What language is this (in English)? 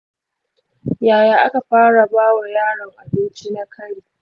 Hausa